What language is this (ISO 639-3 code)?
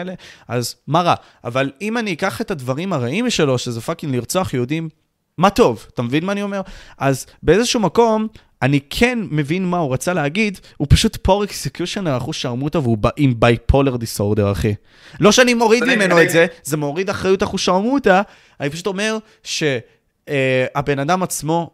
heb